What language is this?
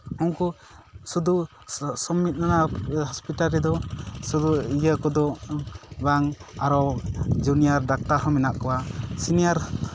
Santali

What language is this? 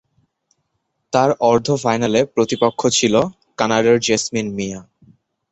Bangla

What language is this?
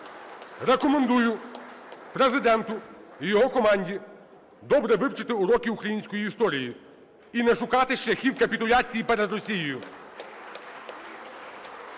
Ukrainian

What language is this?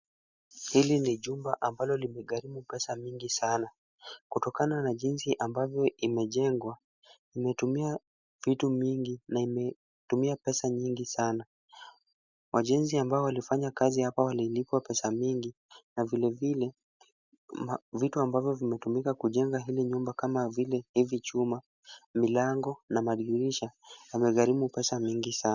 Swahili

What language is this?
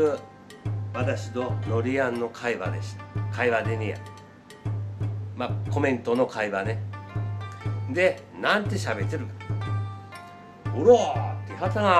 Japanese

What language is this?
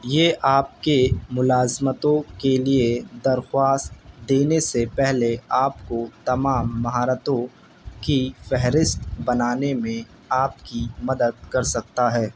Urdu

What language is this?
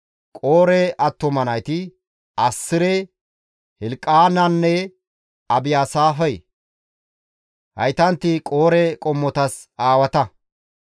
Gamo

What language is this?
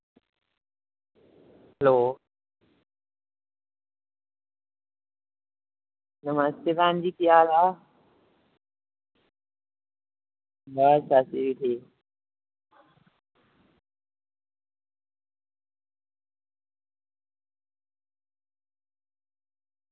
Dogri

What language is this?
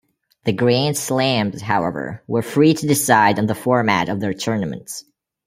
English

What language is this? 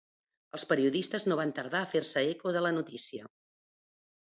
Catalan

